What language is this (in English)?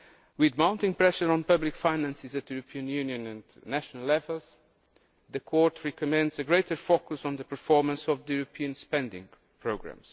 English